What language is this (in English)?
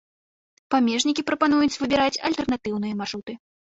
Belarusian